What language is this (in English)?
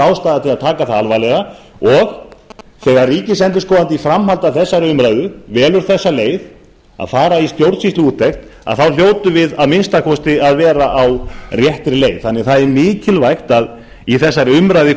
Icelandic